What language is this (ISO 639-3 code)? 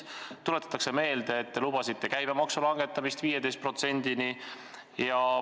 est